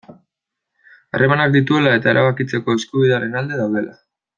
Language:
Basque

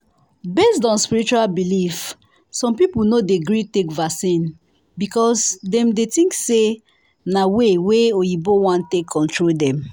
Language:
Nigerian Pidgin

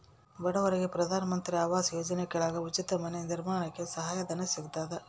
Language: Kannada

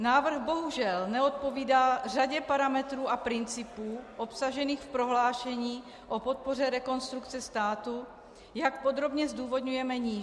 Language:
Czech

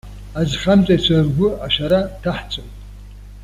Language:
Abkhazian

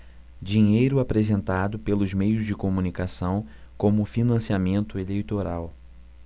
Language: Portuguese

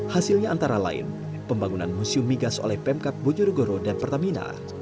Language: Indonesian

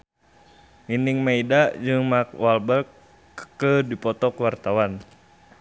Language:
Sundanese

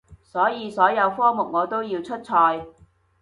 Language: Cantonese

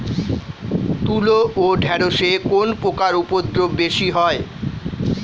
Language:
Bangla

